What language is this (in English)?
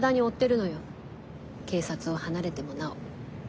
Japanese